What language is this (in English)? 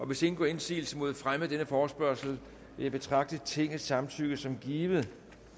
Danish